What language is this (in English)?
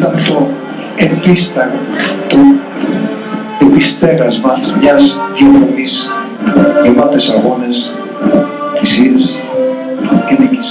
Greek